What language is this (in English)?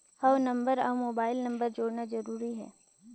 Chhattisgarhi